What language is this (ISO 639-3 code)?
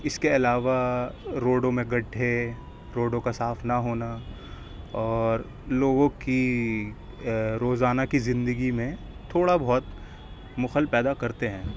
urd